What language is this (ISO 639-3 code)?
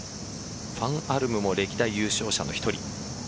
jpn